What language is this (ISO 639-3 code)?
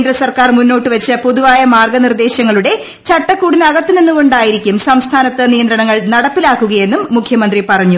mal